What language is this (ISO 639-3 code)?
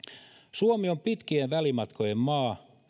fin